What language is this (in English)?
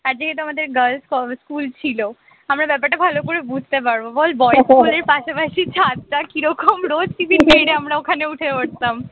Bangla